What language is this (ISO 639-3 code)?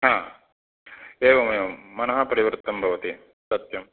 san